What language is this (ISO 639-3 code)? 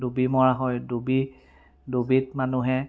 asm